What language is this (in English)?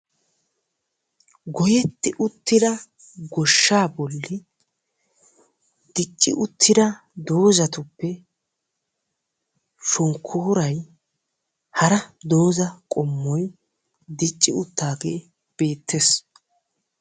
Wolaytta